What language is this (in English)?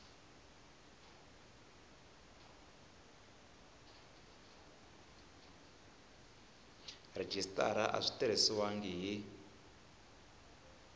Tsonga